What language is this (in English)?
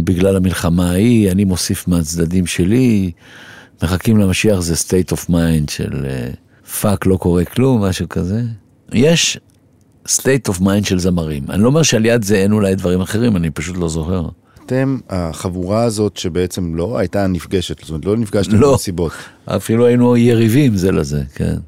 Hebrew